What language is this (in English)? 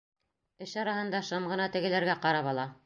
Bashkir